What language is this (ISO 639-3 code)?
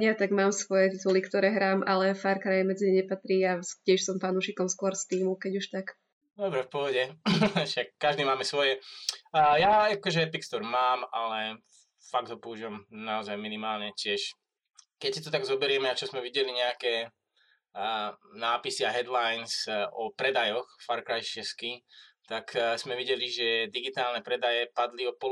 slk